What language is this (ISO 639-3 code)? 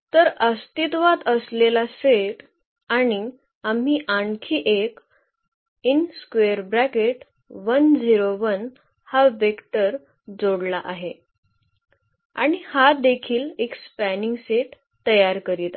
mar